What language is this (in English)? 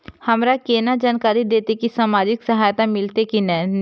Maithili